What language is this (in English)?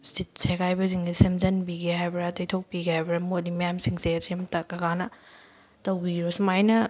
Manipuri